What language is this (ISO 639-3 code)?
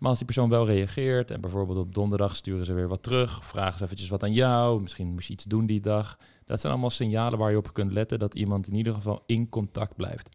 nld